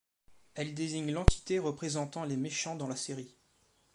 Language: French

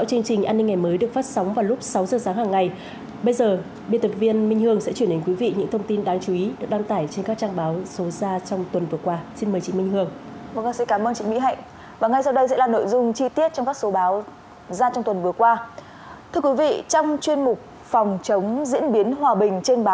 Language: Vietnamese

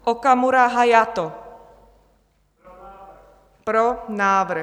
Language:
Czech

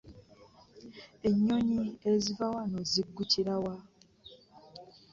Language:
Ganda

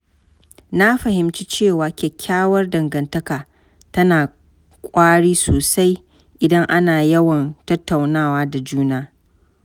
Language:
Hausa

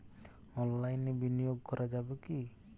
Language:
Bangla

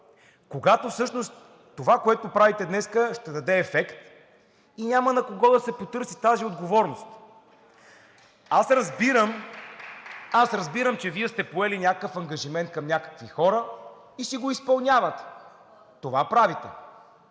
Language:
Bulgarian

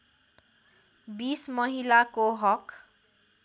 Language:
Nepali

